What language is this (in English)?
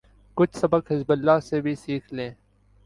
Urdu